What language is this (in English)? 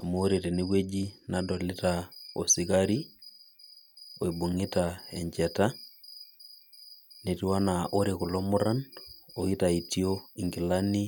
Masai